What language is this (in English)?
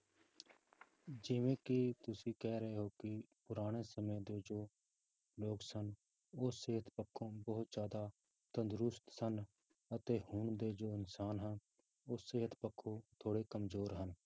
Punjabi